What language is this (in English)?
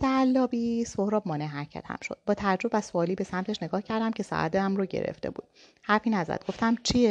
Persian